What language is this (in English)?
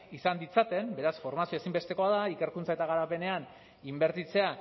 Basque